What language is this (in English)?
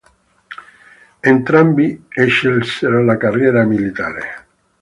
Italian